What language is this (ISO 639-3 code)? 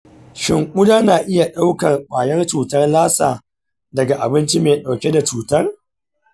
hau